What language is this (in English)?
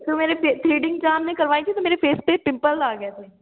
Urdu